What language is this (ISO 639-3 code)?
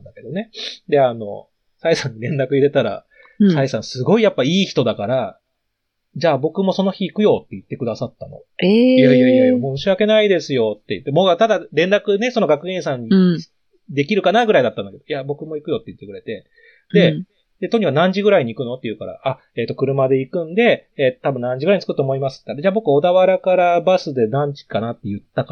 jpn